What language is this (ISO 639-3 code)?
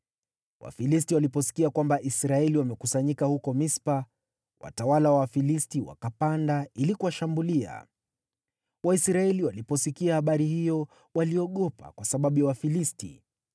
swa